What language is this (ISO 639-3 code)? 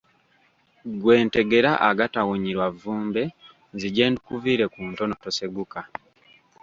lug